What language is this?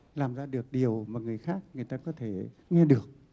Vietnamese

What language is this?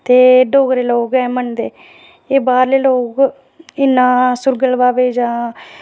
Dogri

